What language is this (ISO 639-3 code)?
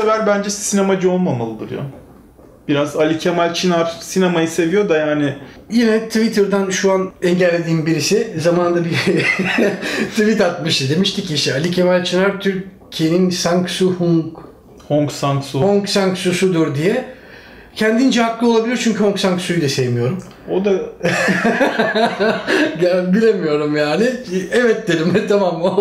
tur